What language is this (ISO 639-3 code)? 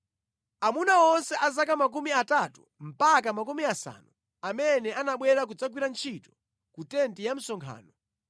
nya